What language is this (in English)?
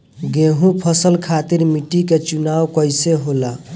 Bhojpuri